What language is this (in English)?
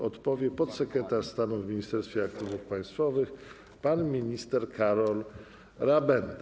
Polish